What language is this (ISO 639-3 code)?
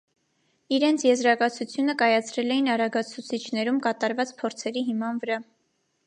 hye